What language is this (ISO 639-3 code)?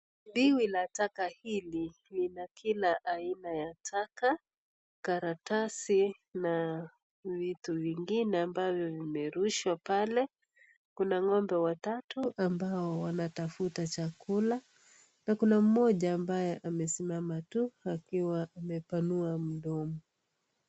swa